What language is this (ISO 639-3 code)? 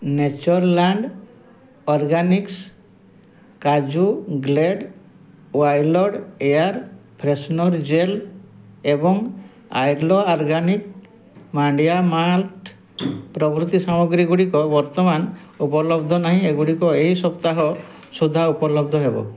ori